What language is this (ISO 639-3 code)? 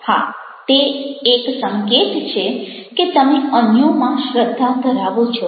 guj